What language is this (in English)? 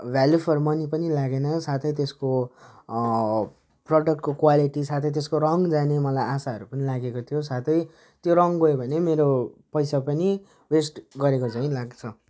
Nepali